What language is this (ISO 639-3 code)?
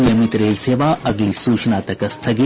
hin